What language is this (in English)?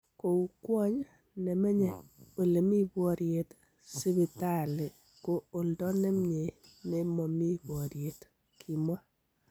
Kalenjin